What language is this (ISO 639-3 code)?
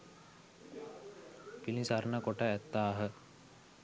sin